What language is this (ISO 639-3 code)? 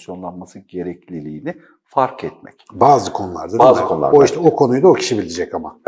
tur